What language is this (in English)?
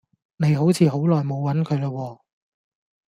Cantonese